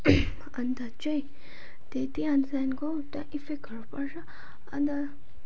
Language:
Nepali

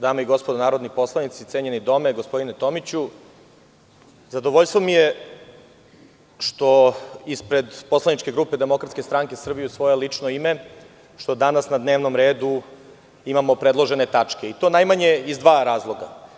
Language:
Serbian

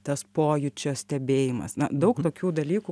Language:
Lithuanian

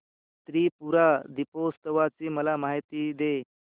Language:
Marathi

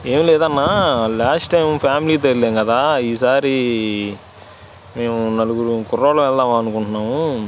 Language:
Telugu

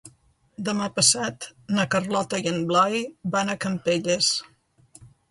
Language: Catalan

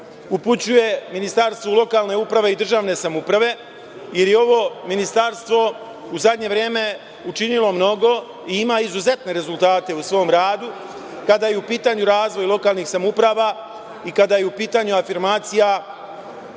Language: Serbian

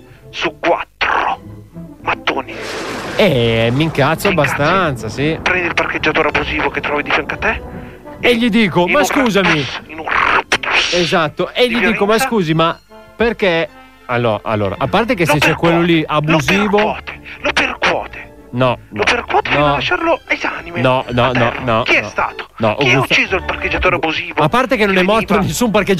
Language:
Italian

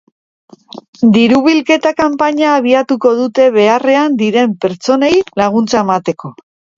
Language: Basque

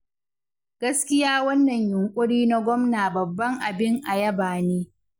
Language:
Hausa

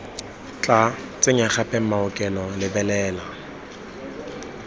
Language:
Tswana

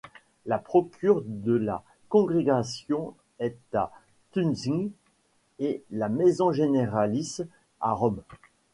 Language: French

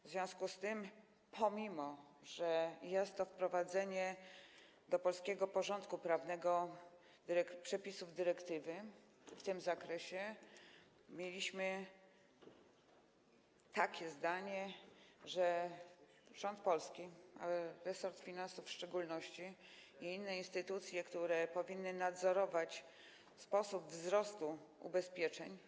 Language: Polish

